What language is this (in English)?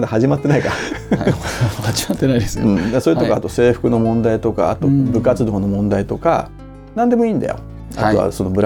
Japanese